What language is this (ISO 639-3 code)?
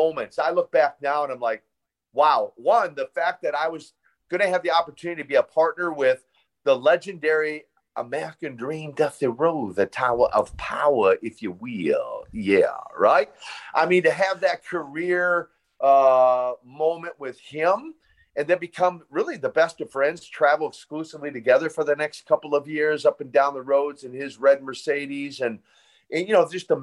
eng